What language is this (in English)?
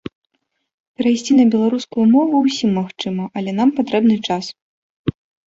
Belarusian